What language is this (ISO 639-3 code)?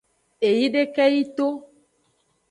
ajg